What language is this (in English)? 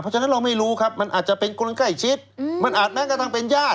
Thai